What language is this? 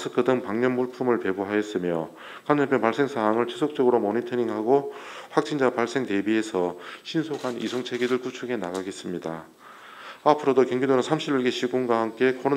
Korean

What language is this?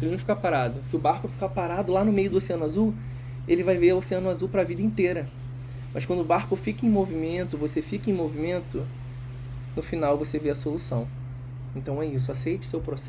Portuguese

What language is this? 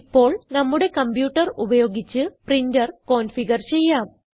Malayalam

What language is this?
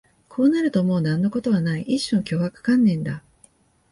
Japanese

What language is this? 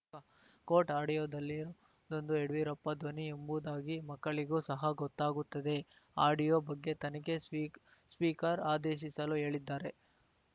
Kannada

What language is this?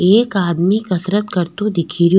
Rajasthani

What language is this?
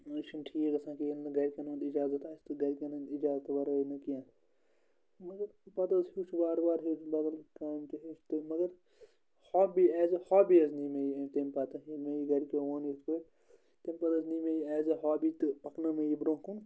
Kashmiri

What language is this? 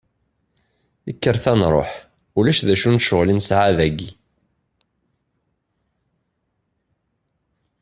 Kabyle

